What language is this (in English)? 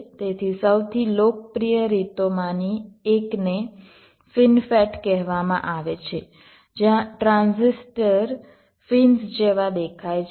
Gujarati